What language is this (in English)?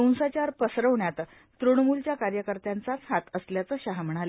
Marathi